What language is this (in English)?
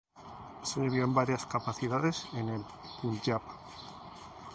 Spanish